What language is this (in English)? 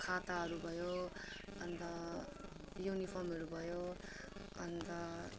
Nepali